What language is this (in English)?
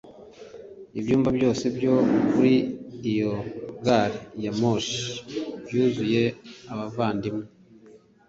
Kinyarwanda